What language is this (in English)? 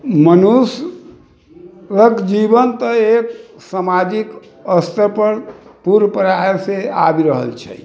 Maithili